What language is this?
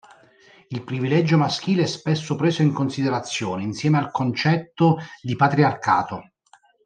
Italian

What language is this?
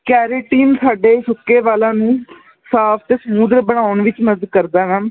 Punjabi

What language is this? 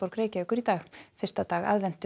Icelandic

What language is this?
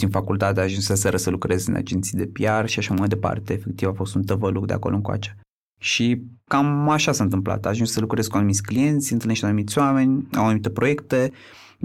Romanian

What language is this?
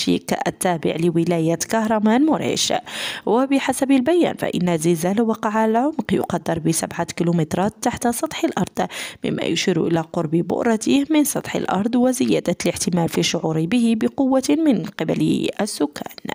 Arabic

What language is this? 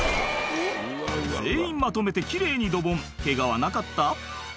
Japanese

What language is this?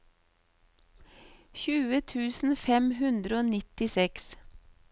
Norwegian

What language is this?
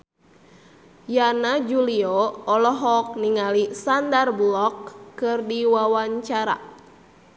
Sundanese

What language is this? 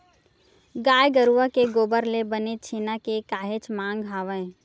Chhattisgarhi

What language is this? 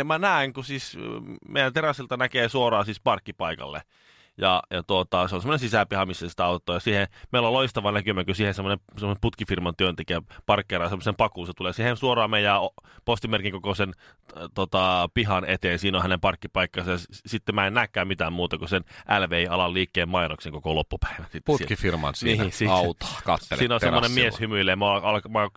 Finnish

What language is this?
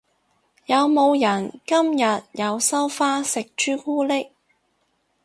Cantonese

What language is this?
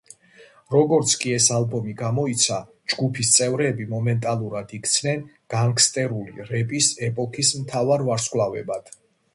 Georgian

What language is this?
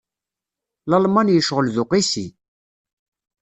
Kabyle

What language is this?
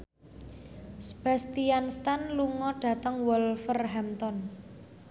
Javanese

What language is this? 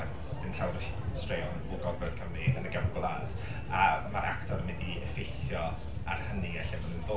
Welsh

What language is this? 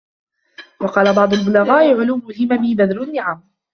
Arabic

